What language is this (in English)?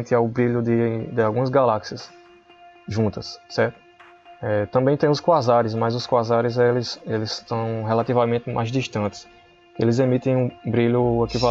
Portuguese